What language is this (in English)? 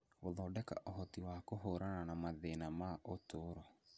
Kikuyu